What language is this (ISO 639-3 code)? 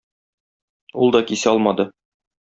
tat